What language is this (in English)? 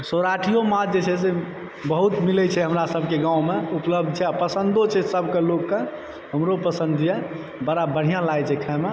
Maithili